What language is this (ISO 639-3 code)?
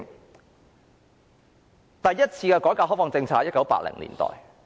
yue